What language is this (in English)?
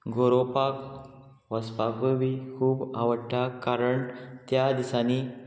Konkani